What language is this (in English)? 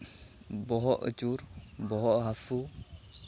Santali